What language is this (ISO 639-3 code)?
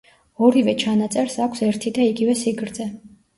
kat